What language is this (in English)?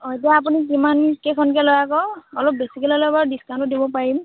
Assamese